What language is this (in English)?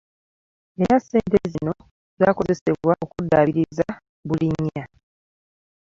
Ganda